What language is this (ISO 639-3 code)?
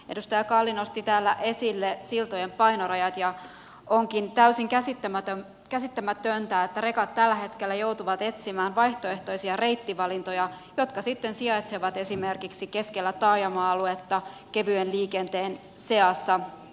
fin